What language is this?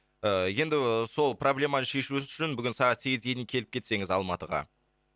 Kazakh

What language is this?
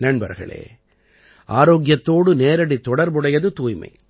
Tamil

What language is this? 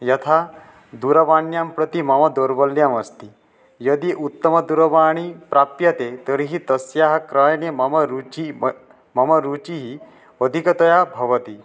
Sanskrit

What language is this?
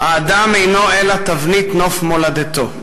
Hebrew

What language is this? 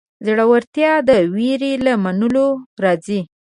Pashto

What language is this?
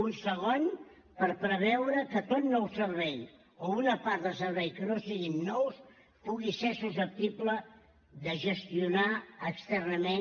Catalan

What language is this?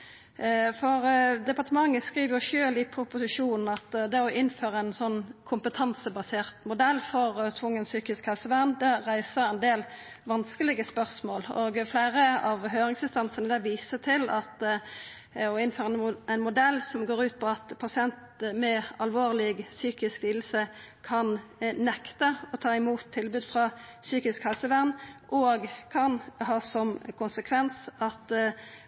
Norwegian Nynorsk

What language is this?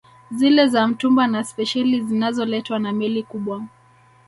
Swahili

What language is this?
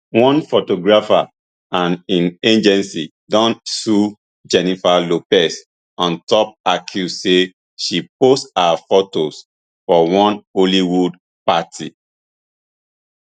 Nigerian Pidgin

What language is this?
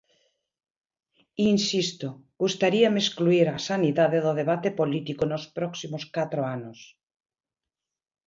Galician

